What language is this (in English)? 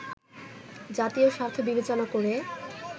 Bangla